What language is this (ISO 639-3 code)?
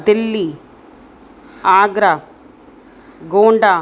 snd